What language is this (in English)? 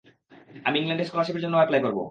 Bangla